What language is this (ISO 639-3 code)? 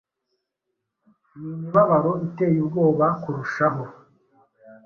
kin